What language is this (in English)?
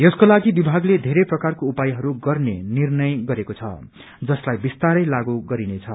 Nepali